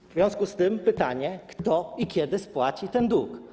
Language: Polish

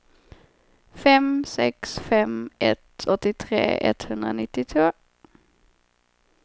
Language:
Swedish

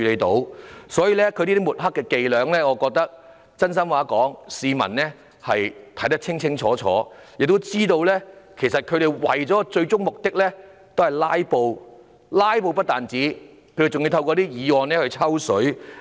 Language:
Cantonese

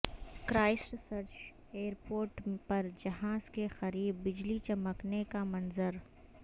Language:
Urdu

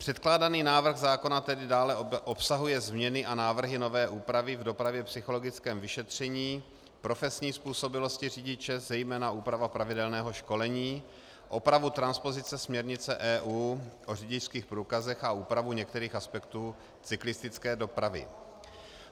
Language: Czech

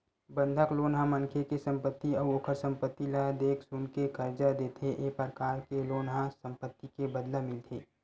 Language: Chhattisgarhi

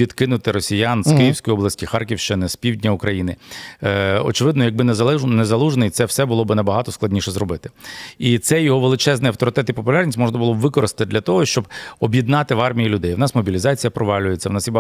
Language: Ukrainian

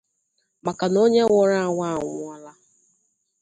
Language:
Igbo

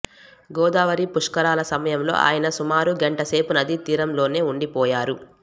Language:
Telugu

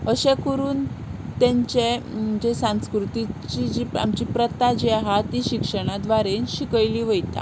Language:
Konkani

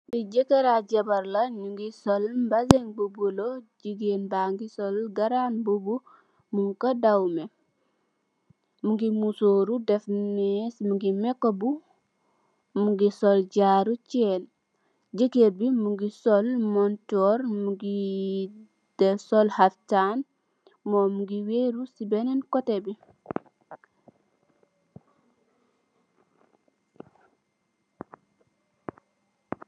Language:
Wolof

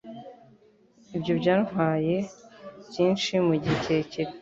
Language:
Kinyarwanda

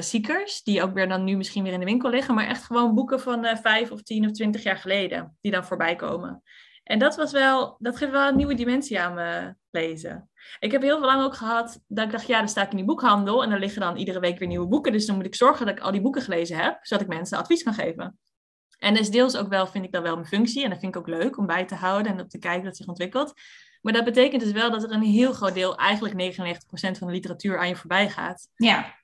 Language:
Dutch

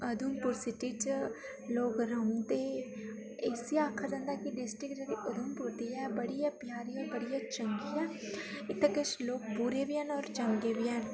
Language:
Dogri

